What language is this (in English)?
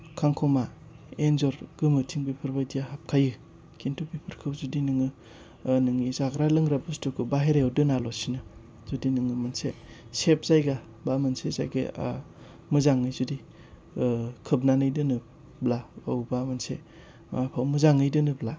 Bodo